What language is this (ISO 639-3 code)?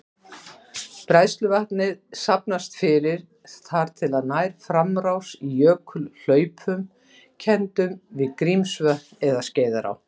isl